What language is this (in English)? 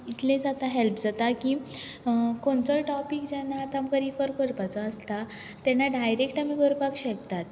Konkani